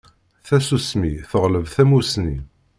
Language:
Kabyle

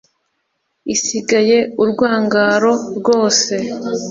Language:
Kinyarwanda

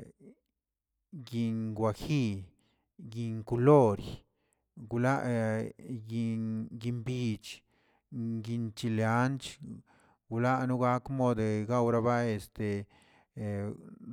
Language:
Tilquiapan Zapotec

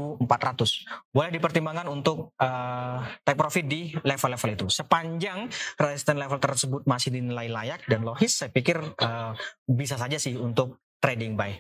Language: Indonesian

